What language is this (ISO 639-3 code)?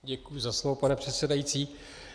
ces